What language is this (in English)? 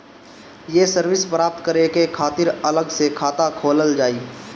Bhojpuri